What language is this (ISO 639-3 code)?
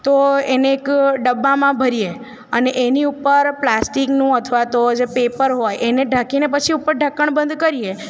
guj